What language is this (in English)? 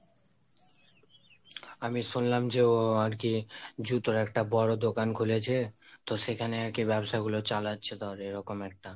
Bangla